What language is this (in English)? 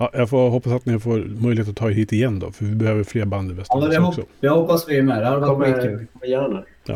Swedish